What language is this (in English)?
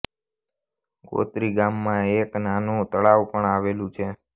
Gujarati